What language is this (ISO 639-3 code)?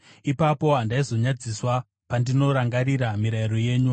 sna